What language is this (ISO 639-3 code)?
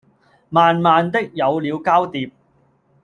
yue